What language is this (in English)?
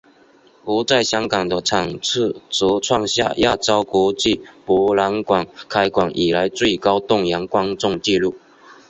Chinese